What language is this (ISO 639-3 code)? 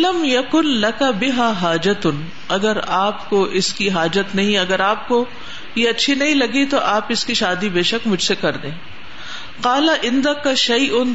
urd